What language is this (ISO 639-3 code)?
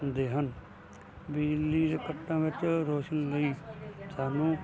pan